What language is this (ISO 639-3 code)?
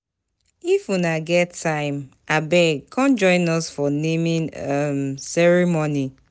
pcm